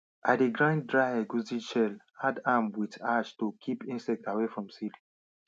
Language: Nigerian Pidgin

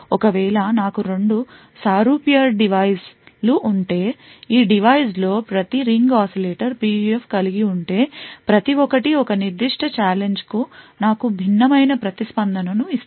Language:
Telugu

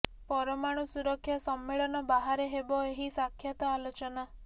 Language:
Odia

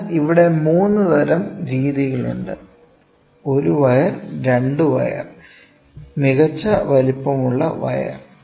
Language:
Malayalam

